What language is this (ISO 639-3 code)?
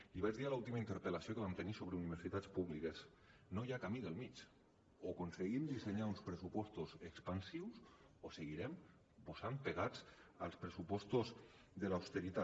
cat